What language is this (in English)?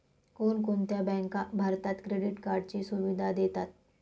Marathi